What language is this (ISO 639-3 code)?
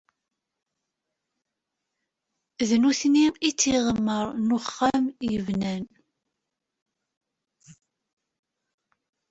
kab